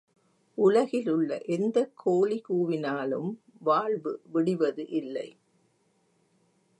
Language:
Tamil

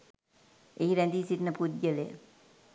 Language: Sinhala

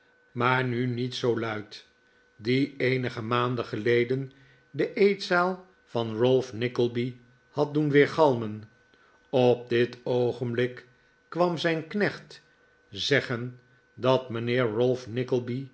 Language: Dutch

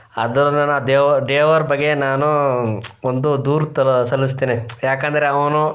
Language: Kannada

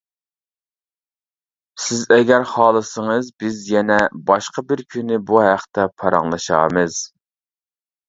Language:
Uyghur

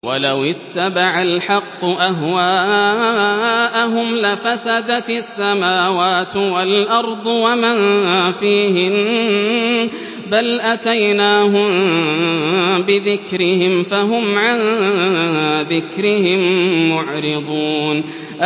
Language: Arabic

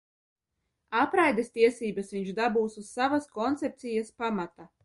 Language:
Latvian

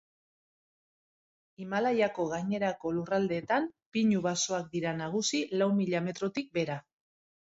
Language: Basque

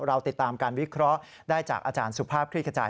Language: Thai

